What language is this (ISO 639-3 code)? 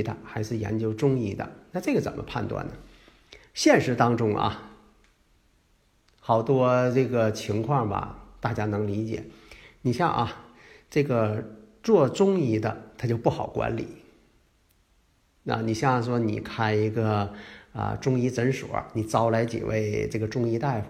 zho